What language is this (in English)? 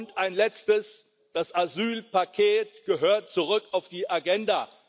German